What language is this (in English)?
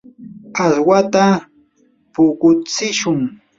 Yanahuanca Pasco Quechua